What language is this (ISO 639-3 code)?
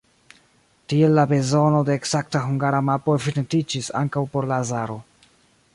epo